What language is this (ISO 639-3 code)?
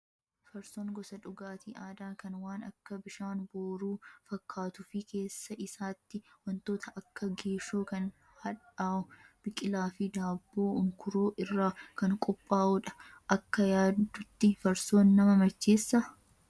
orm